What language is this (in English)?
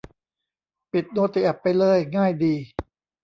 Thai